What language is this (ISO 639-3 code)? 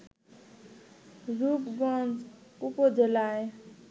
ben